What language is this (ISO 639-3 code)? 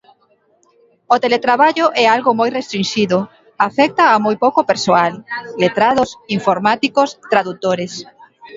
glg